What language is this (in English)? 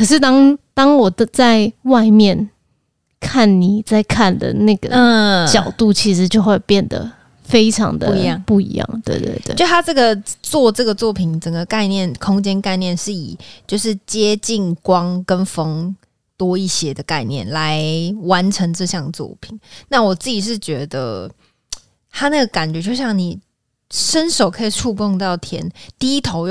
Chinese